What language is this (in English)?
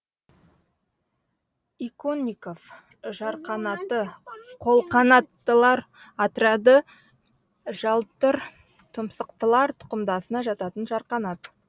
Kazakh